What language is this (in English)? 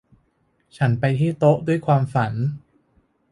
Thai